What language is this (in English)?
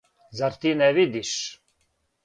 Serbian